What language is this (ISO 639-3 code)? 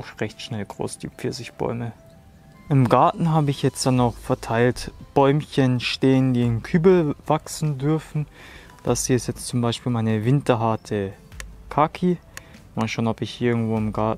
deu